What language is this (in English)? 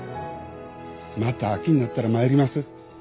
Japanese